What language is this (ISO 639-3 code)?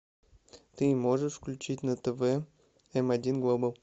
rus